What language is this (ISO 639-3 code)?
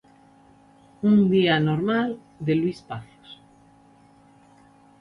glg